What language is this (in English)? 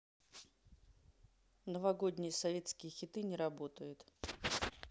Russian